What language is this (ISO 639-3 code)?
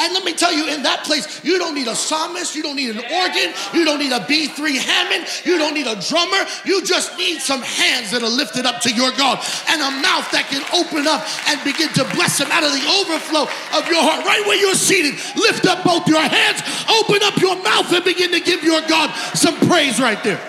eng